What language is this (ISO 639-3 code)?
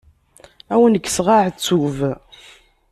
kab